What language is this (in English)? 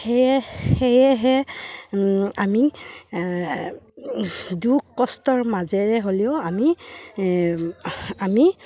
Assamese